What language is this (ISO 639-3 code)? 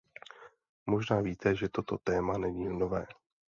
ces